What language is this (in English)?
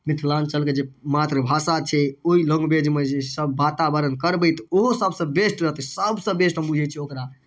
Maithili